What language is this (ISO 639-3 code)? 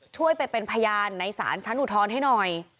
tha